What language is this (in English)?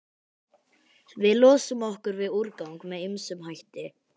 Icelandic